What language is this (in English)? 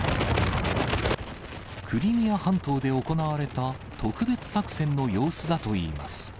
Japanese